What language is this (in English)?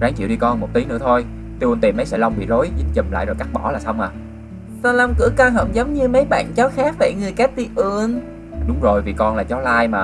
Vietnamese